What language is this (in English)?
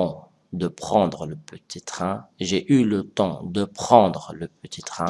French